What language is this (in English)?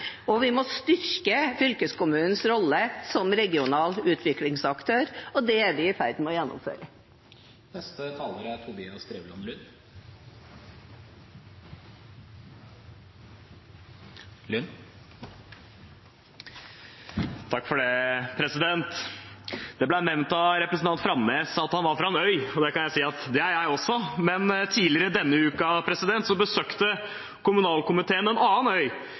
Norwegian Bokmål